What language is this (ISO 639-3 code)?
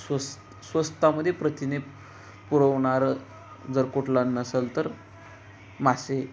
mar